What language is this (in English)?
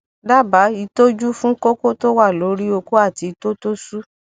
Yoruba